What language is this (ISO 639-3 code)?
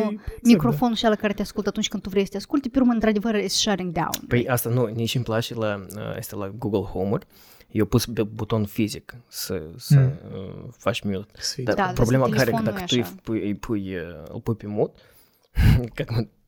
ron